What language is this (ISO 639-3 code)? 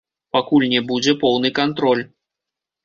bel